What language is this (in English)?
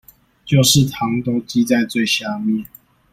Chinese